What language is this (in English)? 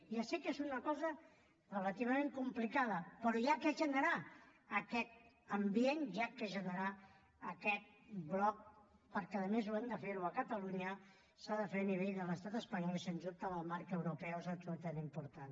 Catalan